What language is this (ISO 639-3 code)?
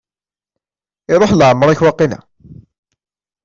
kab